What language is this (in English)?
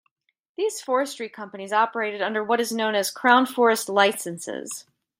English